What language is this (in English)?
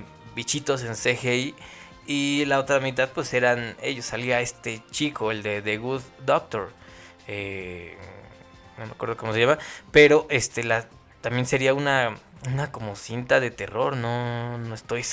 Spanish